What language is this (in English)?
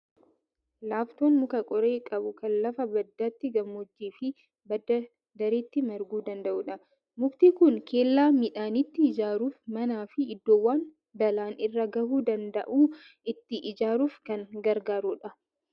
Oromo